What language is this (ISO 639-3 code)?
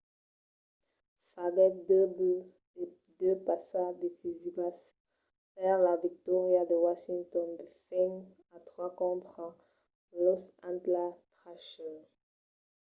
oci